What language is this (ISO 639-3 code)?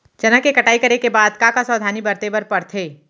hne